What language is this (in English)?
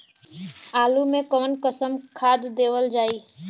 Bhojpuri